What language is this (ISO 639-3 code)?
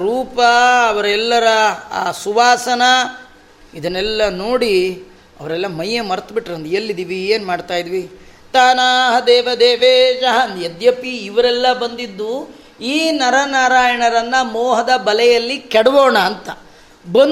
kan